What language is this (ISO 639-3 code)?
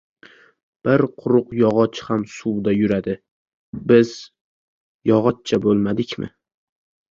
uzb